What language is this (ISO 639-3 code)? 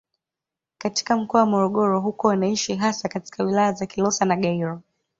swa